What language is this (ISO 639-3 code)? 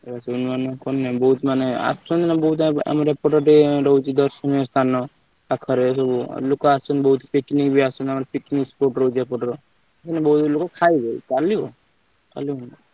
ori